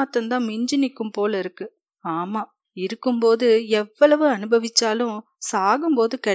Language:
Tamil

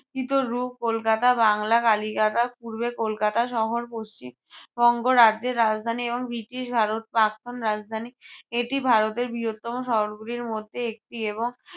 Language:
Bangla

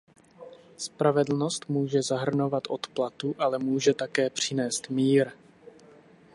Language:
Czech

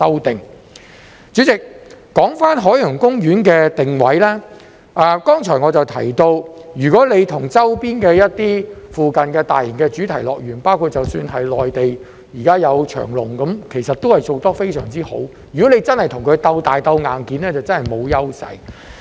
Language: Cantonese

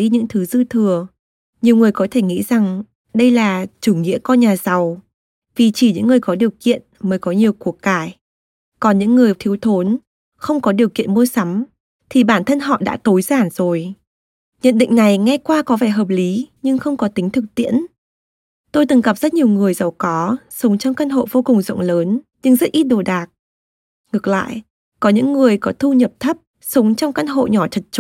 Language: Vietnamese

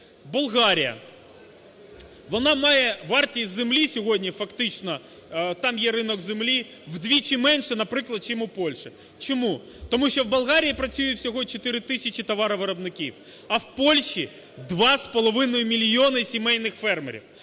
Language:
Ukrainian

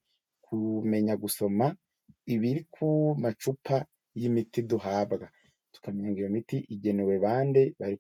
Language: Kinyarwanda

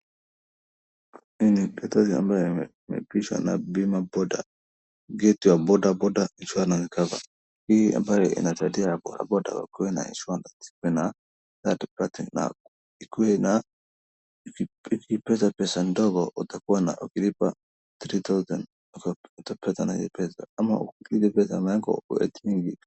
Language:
Swahili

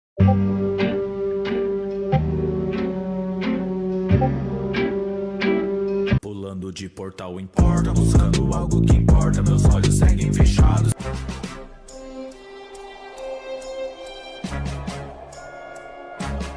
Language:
Portuguese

